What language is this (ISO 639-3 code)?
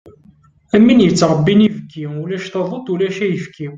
kab